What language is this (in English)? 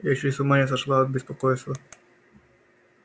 Russian